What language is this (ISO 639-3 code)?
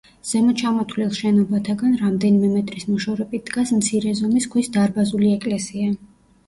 kat